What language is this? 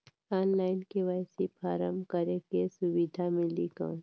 Chhattisgarhi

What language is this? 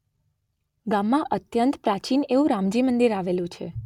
Gujarati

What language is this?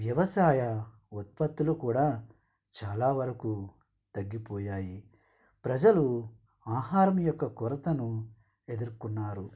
Telugu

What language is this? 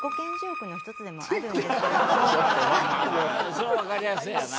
Japanese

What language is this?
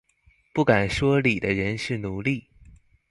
Chinese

